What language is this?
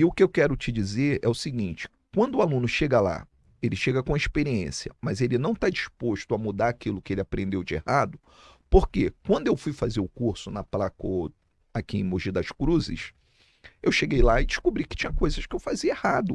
Portuguese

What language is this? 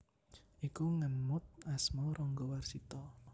Javanese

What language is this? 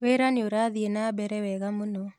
Kikuyu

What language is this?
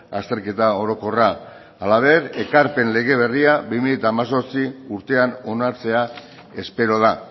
Basque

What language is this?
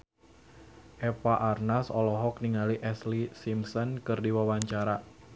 Sundanese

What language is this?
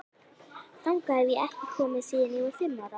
Icelandic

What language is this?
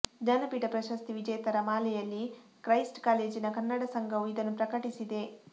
Kannada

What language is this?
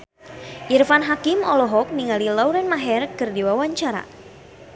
Sundanese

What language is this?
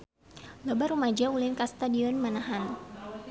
Sundanese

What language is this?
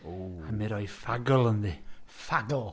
Welsh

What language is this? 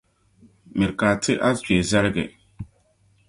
Dagbani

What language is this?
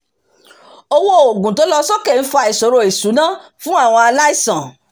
Yoruba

